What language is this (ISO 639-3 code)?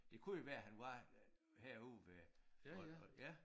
dan